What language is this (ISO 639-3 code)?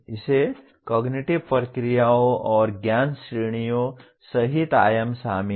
hin